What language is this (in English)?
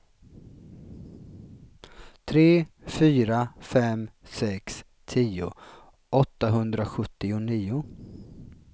Swedish